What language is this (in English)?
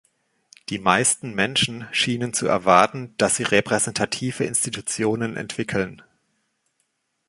German